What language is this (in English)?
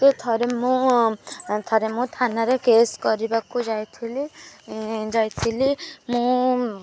Odia